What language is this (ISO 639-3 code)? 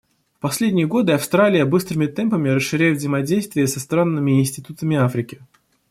rus